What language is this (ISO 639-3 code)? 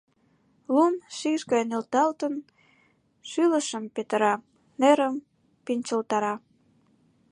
chm